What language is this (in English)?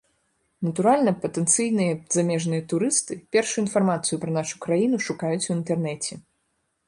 Belarusian